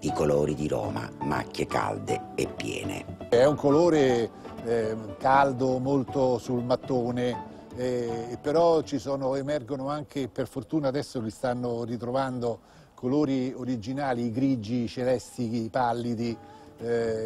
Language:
Italian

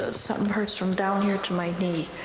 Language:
English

